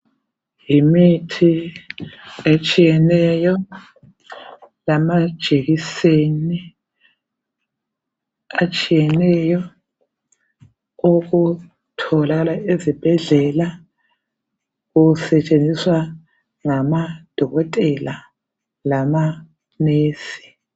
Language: North Ndebele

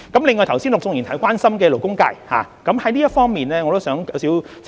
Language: Cantonese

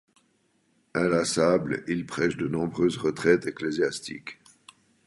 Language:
French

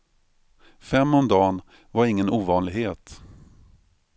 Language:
Swedish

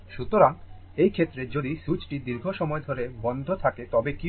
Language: Bangla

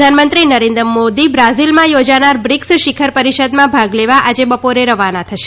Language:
Gujarati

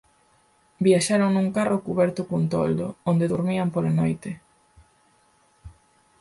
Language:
Galician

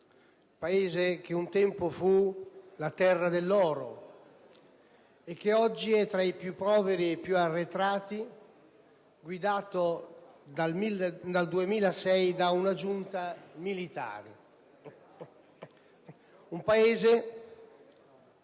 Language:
Italian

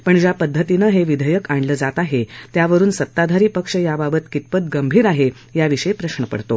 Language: Marathi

